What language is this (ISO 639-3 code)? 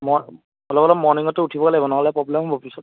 asm